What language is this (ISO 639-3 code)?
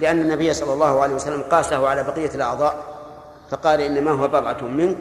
ara